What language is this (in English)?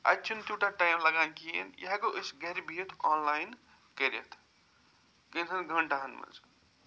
Kashmiri